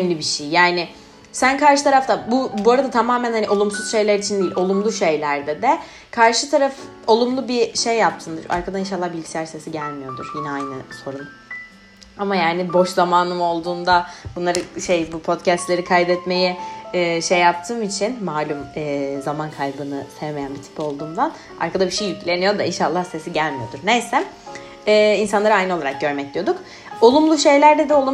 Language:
Turkish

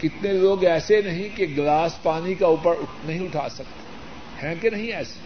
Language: Urdu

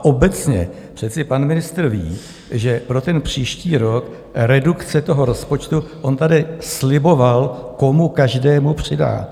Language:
Czech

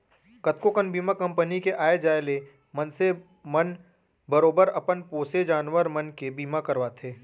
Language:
Chhattisgarhi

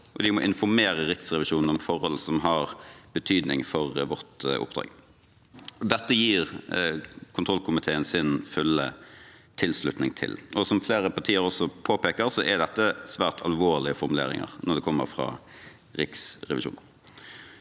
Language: Norwegian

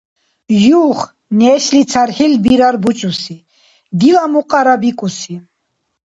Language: Dargwa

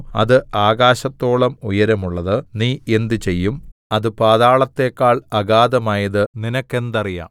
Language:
Malayalam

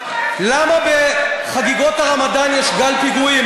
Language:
Hebrew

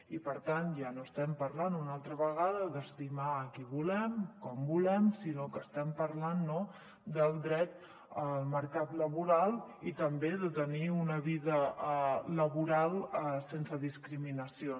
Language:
Catalan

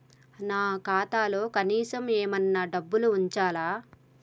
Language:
Telugu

